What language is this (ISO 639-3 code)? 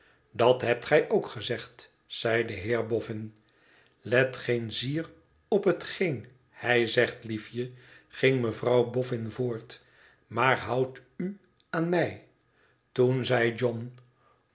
nld